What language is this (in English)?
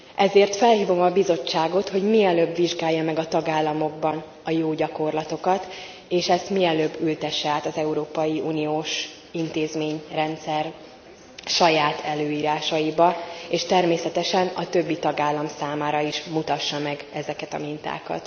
Hungarian